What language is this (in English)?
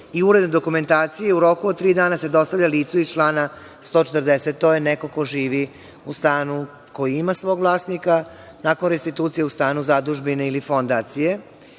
Serbian